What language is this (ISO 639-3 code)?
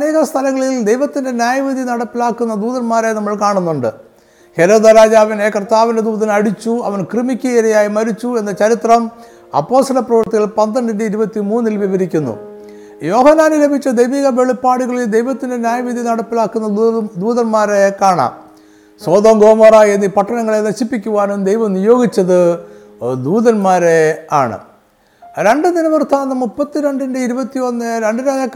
mal